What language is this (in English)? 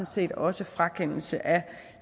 Danish